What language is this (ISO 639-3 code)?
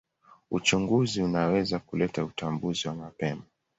swa